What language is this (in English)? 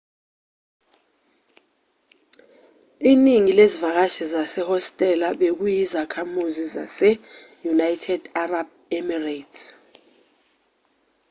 Zulu